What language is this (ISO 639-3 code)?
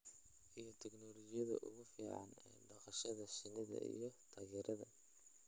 som